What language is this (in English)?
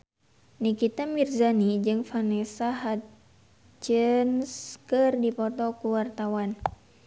Sundanese